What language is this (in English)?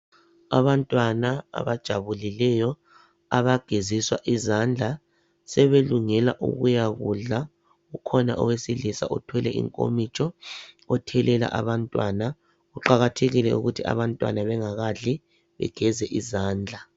North Ndebele